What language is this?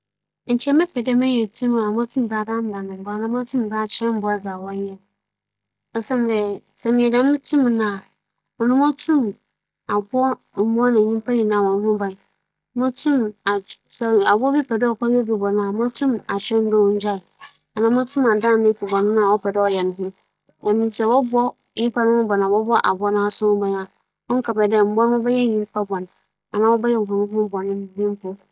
Akan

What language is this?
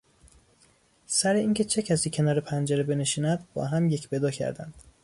Persian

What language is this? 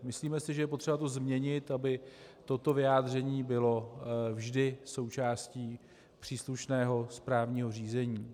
Czech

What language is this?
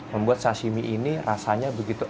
Indonesian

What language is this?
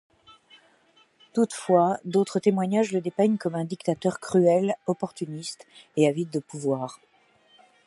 French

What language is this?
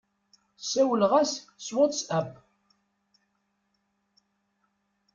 Kabyle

